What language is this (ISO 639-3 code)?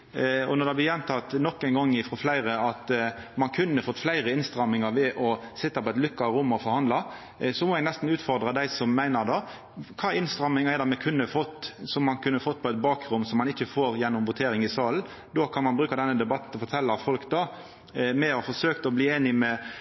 nno